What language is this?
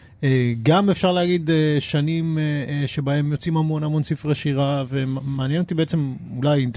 Hebrew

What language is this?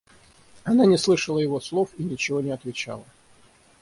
Russian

